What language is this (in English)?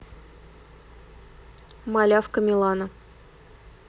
Russian